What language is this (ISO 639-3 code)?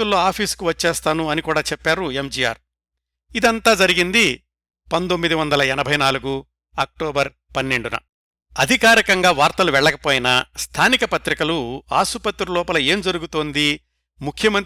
tel